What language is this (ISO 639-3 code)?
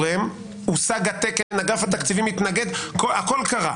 heb